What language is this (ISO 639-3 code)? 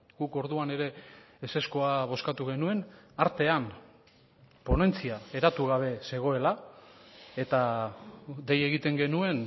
eus